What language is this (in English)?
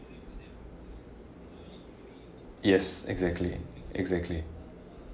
English